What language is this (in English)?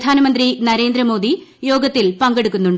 Malayalam